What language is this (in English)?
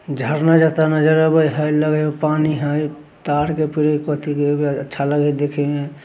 Magahi